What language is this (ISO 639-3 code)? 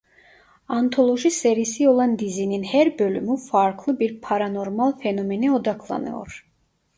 tur